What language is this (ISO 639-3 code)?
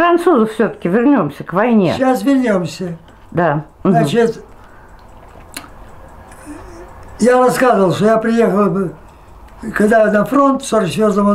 rus